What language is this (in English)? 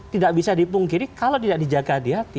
Indonesian